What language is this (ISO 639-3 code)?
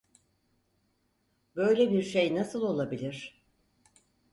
tur